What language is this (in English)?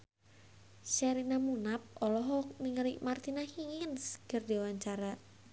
Sundanese